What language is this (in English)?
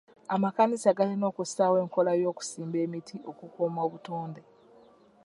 Ganda